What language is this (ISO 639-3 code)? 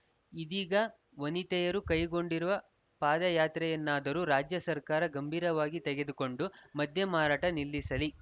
kan